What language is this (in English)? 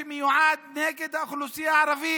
Hebrew